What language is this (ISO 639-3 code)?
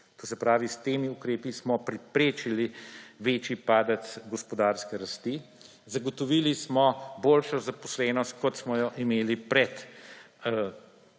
slv